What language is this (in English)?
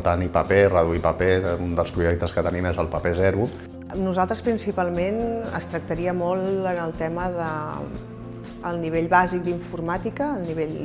Catalan